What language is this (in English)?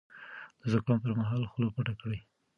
Pashto